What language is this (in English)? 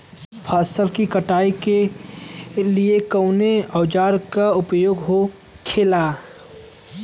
Bhojpuri